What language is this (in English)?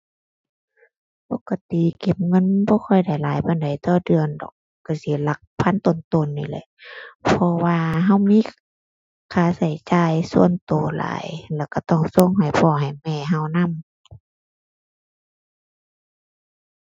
Thai